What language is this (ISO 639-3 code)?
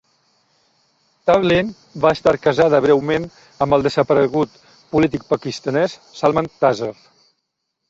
cat